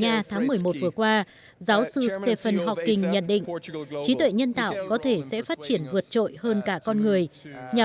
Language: Vietnamese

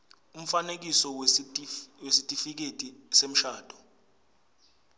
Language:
Swati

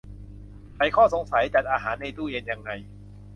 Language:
Thai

